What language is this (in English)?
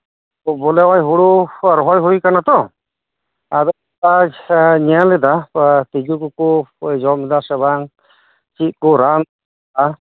Santali